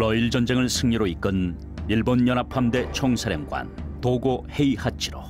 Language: Korean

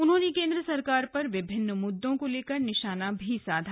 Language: Hindi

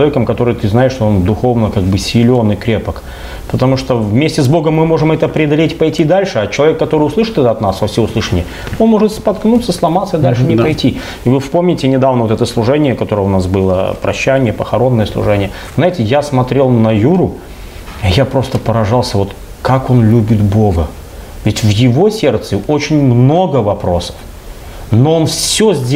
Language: Russian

